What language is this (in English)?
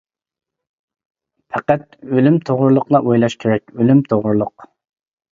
Uyghur